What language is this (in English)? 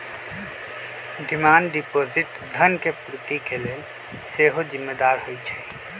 Magahi